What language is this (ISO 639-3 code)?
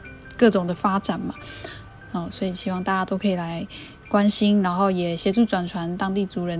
zho